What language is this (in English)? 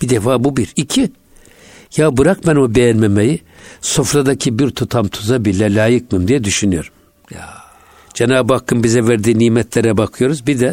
Turkish